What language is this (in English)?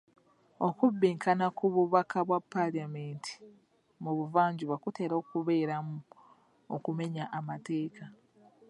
Ganda